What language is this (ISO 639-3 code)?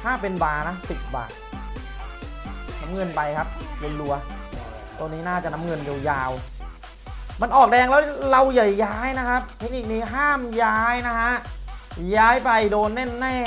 tha